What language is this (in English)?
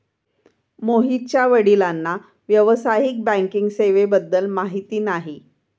Marathi